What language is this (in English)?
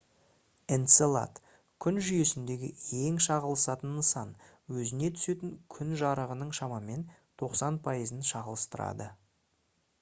Kazakh